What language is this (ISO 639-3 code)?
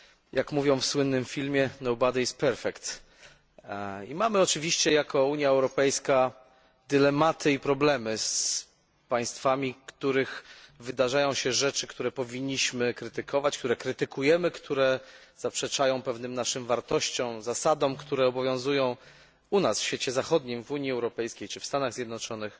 pol